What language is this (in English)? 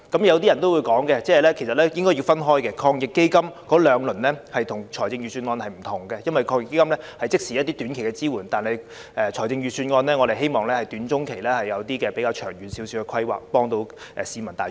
Cantonese